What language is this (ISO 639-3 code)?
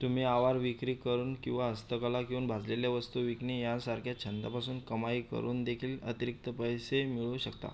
mar